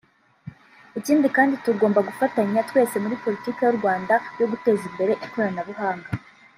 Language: Kinyarwanda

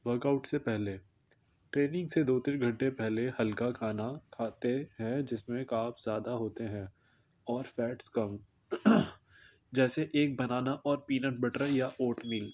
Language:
Urdu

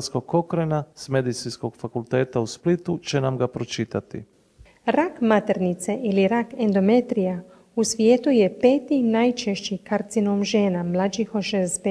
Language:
Croatian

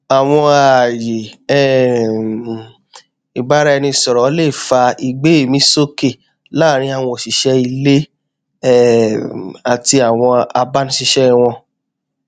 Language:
Yoruba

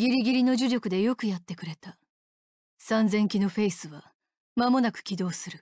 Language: Japanese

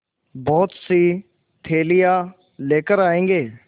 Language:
Hindi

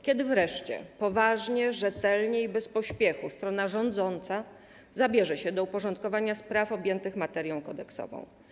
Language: Polish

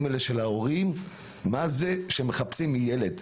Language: Hebrew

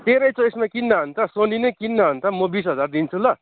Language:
Nepali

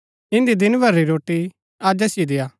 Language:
Gaddi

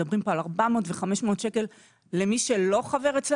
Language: Hebrew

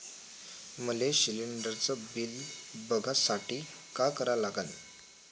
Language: Marathi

